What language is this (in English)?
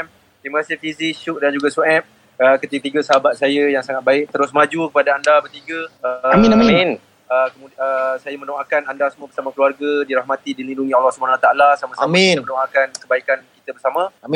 Malay